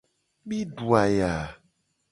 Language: Gen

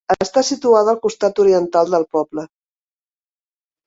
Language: Catalan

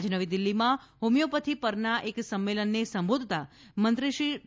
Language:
Gujarati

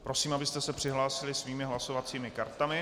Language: Czech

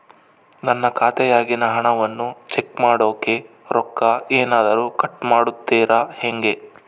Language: Kannada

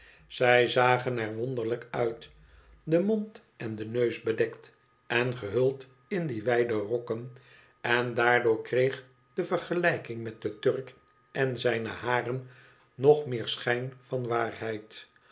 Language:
Dutch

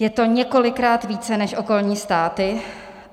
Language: Czech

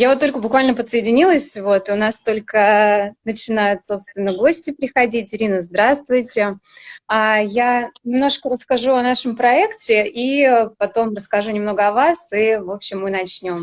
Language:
Russian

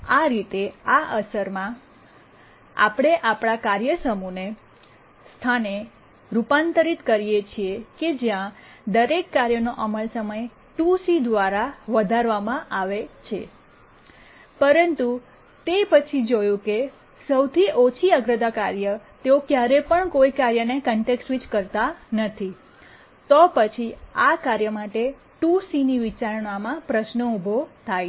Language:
Gujarati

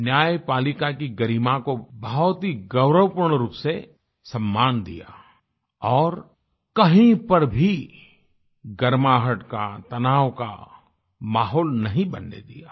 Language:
Hindi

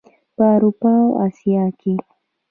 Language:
Pashto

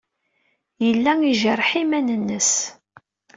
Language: Kabyle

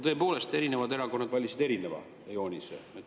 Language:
Estonian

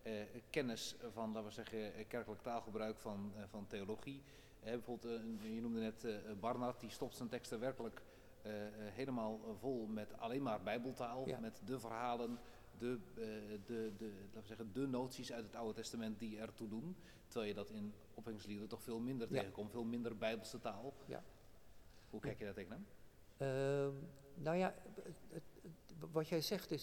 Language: Dutch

